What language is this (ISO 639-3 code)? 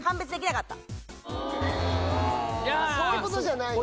jpn